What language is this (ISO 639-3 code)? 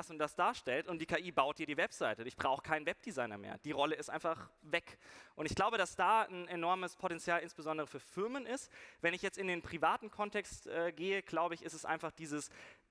deu